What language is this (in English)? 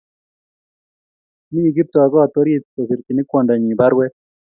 Kalenjin